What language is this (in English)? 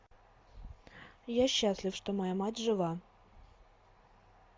Russian